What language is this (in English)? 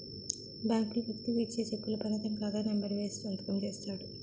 Telugu